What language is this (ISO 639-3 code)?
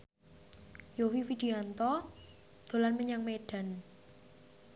jav